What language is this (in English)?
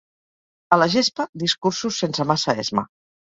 Catalan